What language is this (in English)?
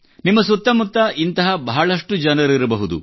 Kannada